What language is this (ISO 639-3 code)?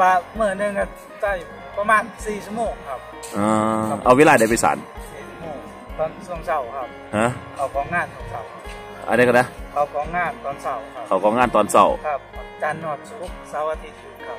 tha